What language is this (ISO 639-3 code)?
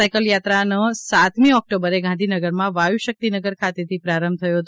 guj